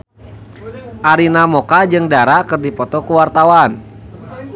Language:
Sundanese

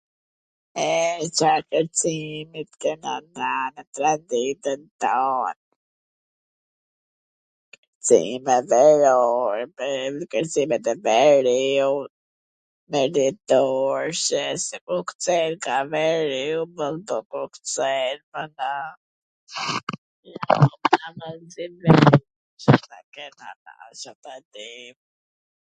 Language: Gheg Albanian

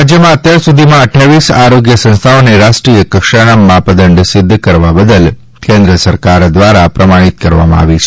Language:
Gujarati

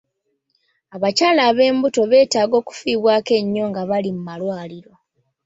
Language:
Ganda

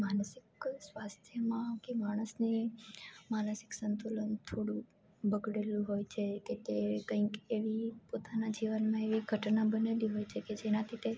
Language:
Gujarati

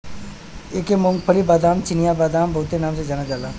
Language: Bhojpuri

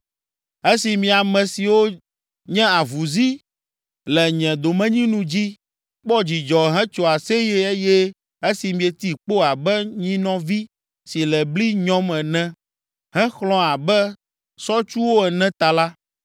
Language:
Ewe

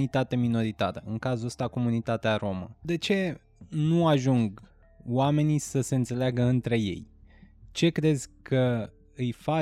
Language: Romanian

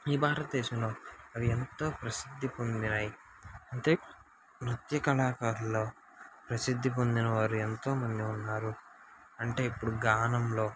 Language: Telugu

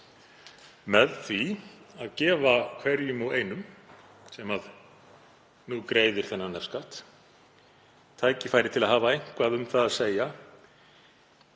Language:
Icelandic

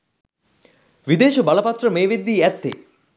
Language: Sinhala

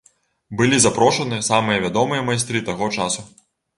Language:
Belarusian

